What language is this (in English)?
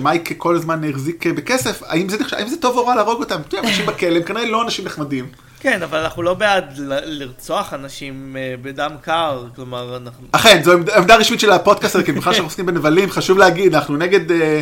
Hebrew